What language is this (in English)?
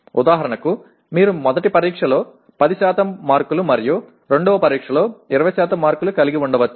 Telugu